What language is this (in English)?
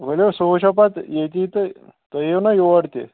Kashmiri